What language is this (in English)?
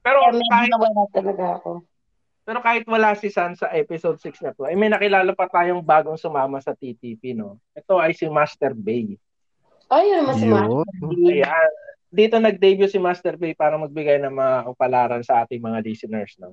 Filipino